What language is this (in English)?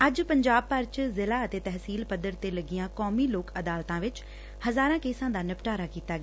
Punjabi